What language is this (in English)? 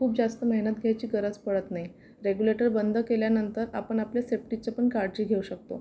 Marathi